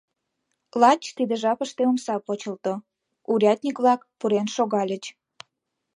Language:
Mari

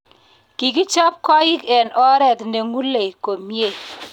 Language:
Kalenjin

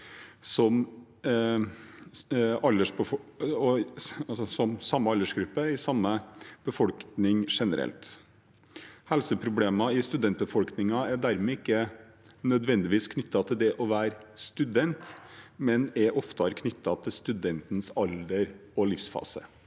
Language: Norwegian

